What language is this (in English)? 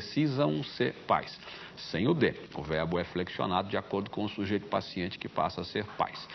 Portuguese